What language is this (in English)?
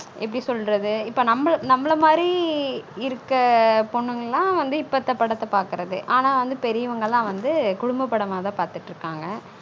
Tamil